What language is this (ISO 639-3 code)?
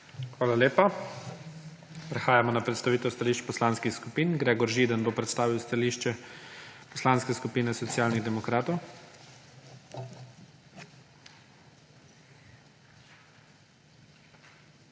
slv